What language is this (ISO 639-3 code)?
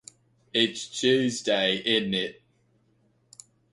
eng